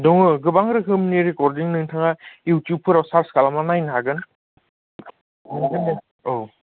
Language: Bodo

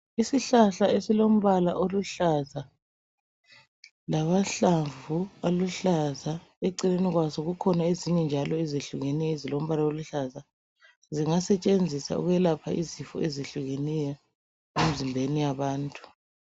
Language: North Ndebele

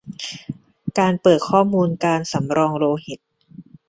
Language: Thai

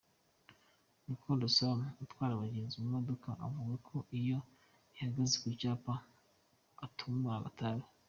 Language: Kinyarwanda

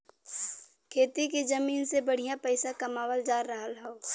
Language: Bhojpuri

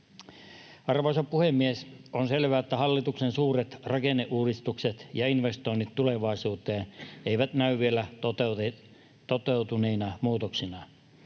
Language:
Finnish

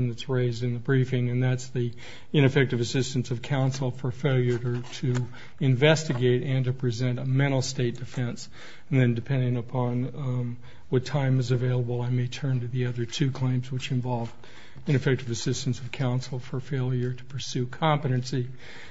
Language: English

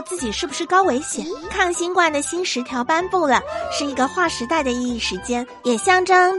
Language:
Chinese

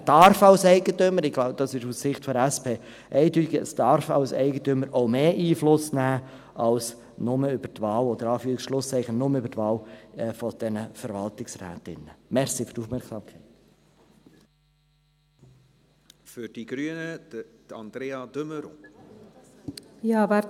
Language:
Swiss German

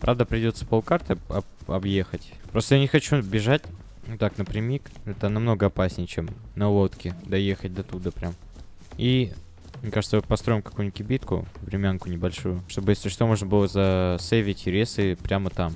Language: Russian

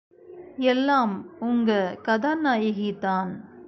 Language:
Tamil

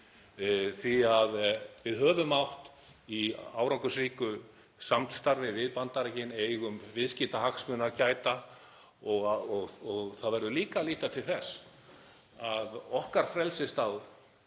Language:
Icelandic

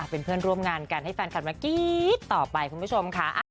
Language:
Thai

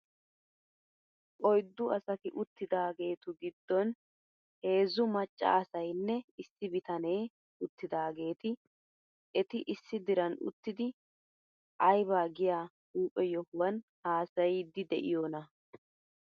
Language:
Wolaytta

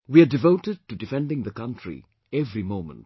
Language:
English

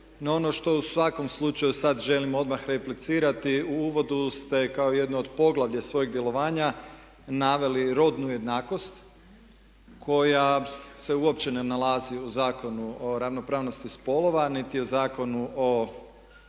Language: Croatian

